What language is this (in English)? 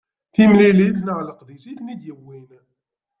Kabyle